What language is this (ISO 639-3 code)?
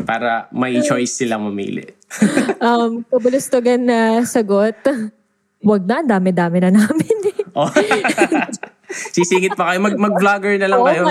fil